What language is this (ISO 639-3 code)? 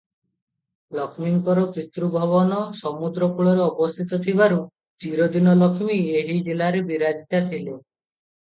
ori